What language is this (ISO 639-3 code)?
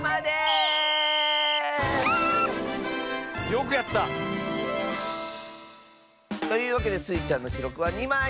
jpn